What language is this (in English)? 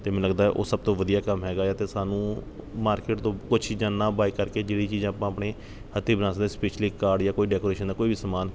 Punjabi